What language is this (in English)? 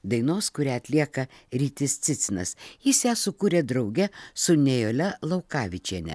Lithuanian